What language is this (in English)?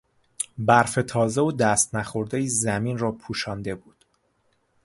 Persian